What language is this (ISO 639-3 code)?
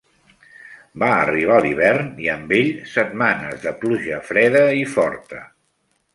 cat